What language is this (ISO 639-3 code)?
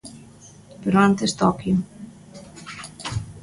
glg